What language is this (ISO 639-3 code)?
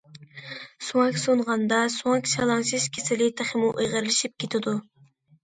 uig